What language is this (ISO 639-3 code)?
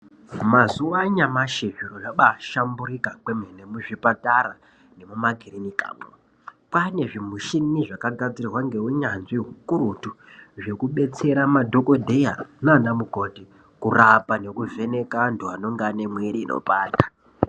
ndc